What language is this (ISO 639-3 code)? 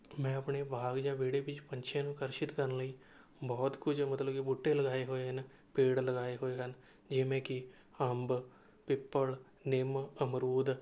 pan